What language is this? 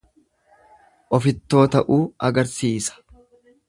Oromo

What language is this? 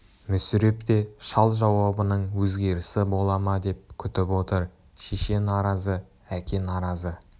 Kazakh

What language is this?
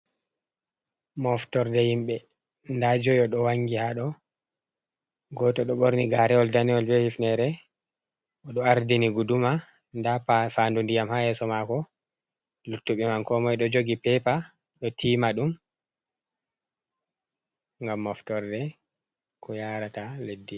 Fula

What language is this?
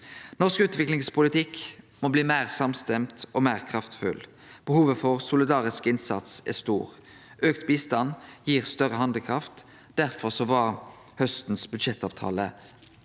Norwegian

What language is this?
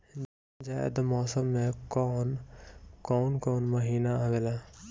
Bhojpuri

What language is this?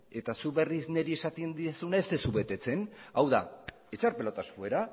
Basque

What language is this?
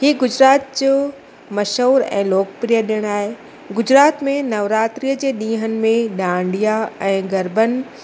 Sindhi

